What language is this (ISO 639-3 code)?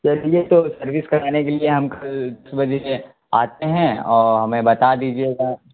urd